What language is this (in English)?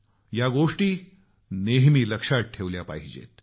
Marathi